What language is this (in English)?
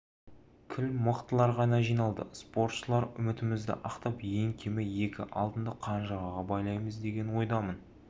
Kazakh